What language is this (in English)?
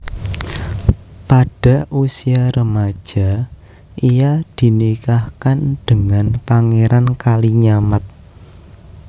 Javanese